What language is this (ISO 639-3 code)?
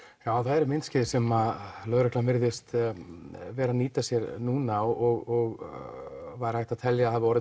isl